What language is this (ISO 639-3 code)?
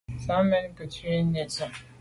byv